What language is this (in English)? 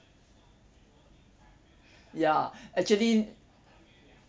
English